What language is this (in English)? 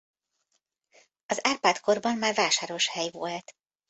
Hungarian